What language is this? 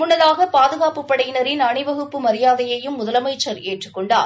Tamil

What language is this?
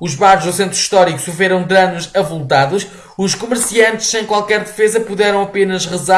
Portuguese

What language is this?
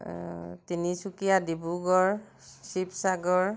Assamese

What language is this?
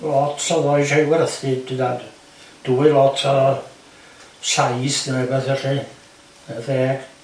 Welsh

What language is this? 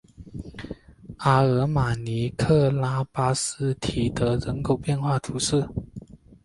Chinese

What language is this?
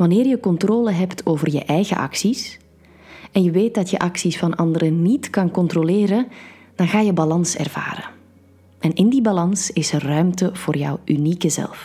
Dutch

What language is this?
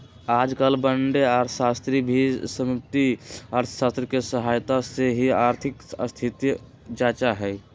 Magahi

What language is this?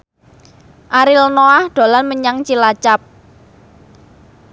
Javanese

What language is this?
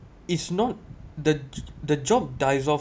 English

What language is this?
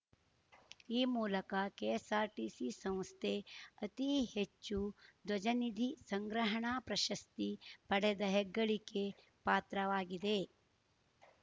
Kannada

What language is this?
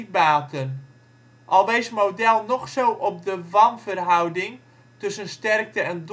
Dutch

